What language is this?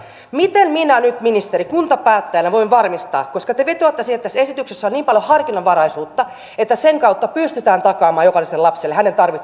Finnish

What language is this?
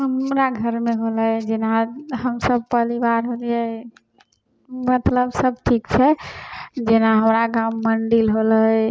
Maithili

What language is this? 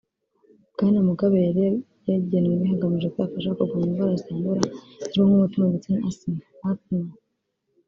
Kinyarwanda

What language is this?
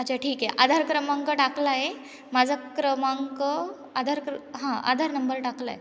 Marathi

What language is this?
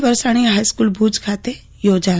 Gujarati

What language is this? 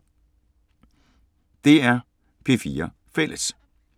Danish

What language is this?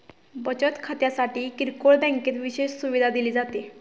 Marathi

